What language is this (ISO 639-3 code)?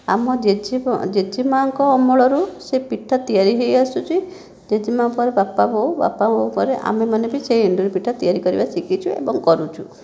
ori